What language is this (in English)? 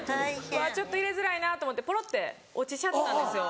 Japanese